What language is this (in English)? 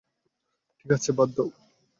Bangla